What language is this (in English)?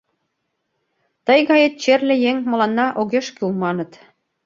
Mari